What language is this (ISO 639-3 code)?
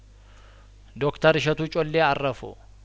amh